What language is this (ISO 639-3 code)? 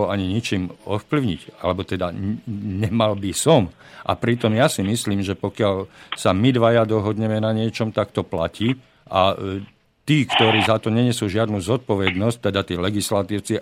slk